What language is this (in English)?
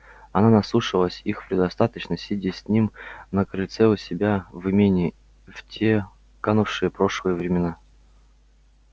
Russian